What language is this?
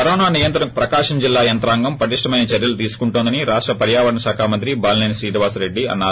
Telugu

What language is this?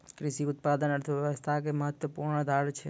Maithili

